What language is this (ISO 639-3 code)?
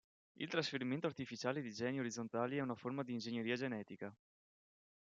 ita